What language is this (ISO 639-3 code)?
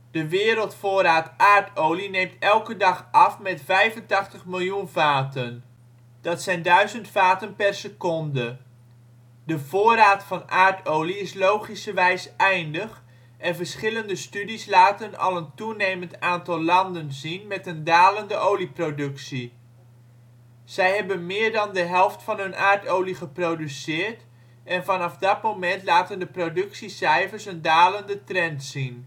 nld